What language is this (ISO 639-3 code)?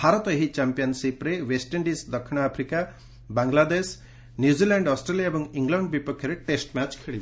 ori